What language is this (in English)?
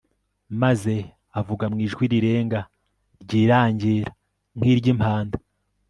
Kinyarwanda